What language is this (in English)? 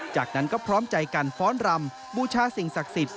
Thai